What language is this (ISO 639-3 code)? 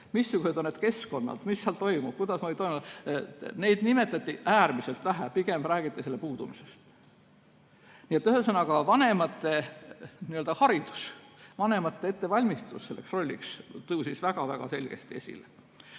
est